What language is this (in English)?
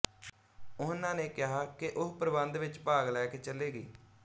Punjabi